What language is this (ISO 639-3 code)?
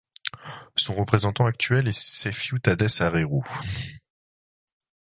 fra